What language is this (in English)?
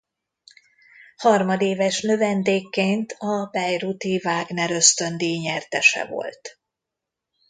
Hungarian